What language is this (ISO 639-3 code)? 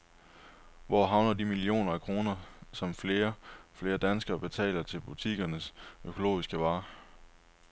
dan